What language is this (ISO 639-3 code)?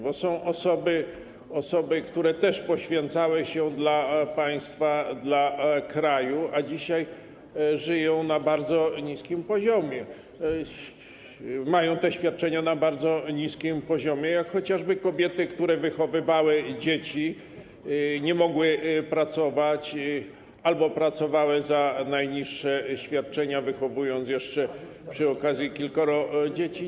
pol